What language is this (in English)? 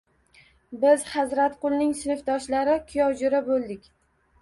Uzbek